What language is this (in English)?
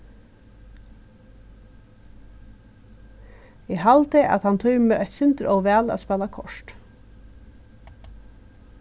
Faroese